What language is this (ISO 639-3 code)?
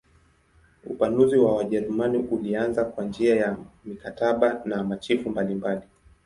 swa